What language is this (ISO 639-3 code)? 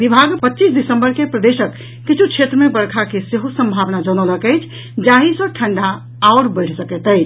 mai